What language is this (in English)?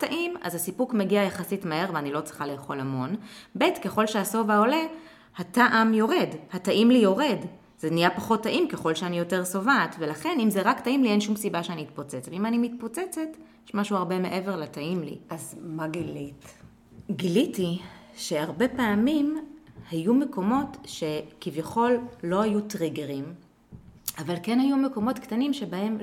Hebrew